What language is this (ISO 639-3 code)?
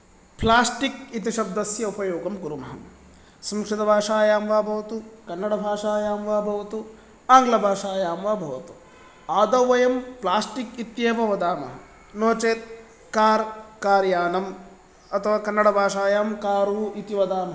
san